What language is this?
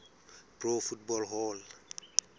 Southern Sotho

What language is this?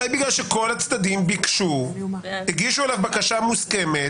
Hebrew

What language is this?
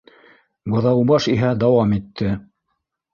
Bashkir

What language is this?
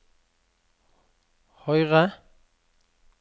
Norwegian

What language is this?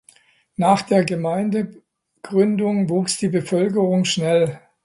German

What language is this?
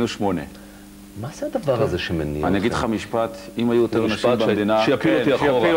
Hebrew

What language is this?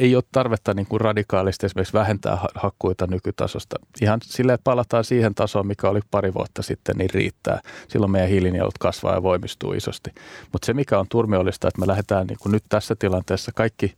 Finnish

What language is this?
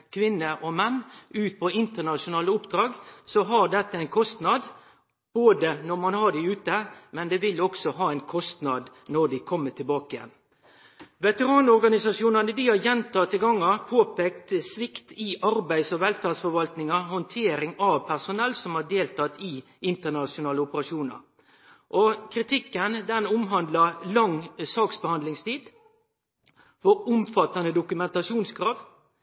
Norwegian Nynorsk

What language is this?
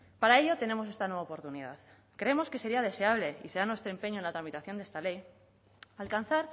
Spanish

